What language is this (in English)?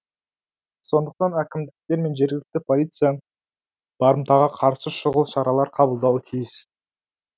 Kazakh